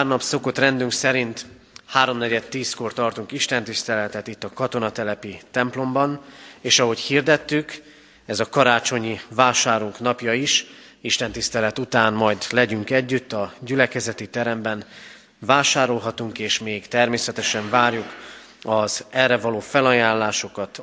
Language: Hungarian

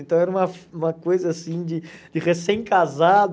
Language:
Portuguese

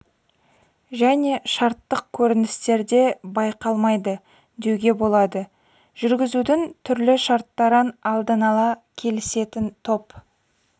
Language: Kazakh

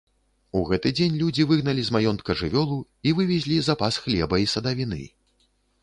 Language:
Belarusian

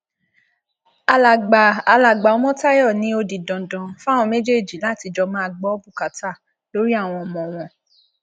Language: Yoruba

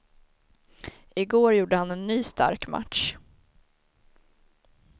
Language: Swedish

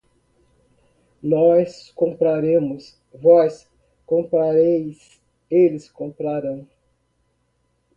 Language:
Portuguese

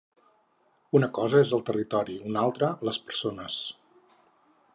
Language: Catalan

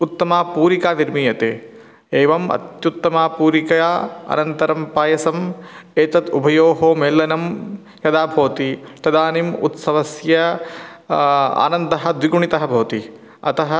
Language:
Sanskrit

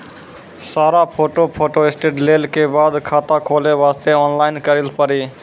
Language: Maithili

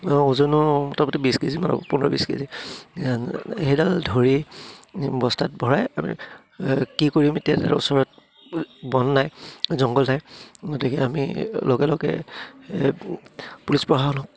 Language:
Assamese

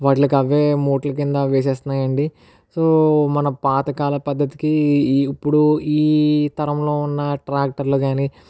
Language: Telugu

